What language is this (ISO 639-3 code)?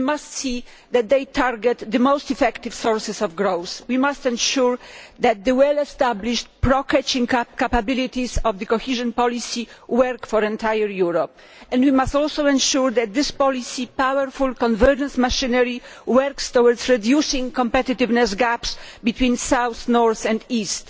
eng